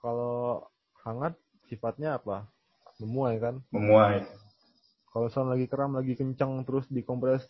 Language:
Indonesian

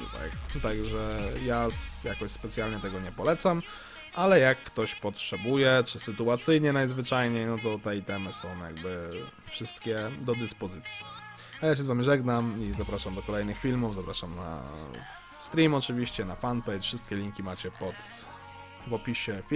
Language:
Polish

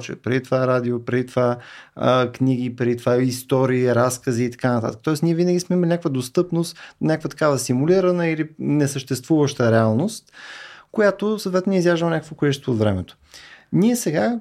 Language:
Bulgarian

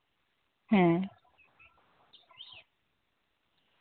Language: Santali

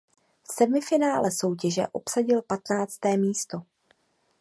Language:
Czech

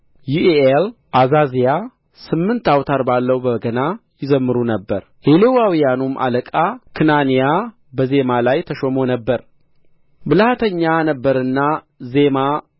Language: Amharic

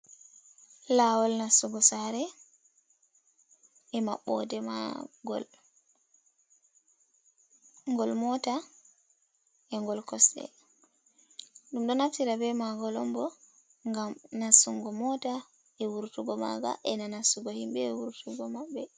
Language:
Fula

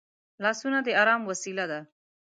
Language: Pashto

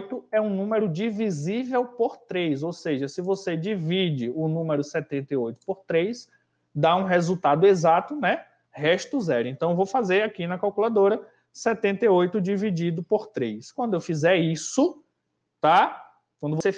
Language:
Portuguese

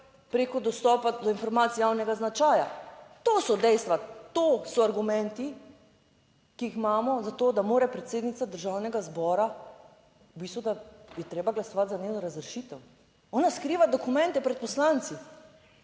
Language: Slovenian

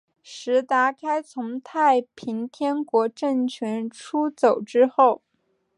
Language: Chinese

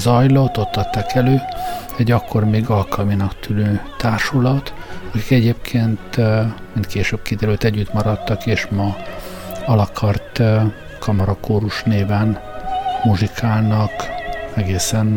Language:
Hungarian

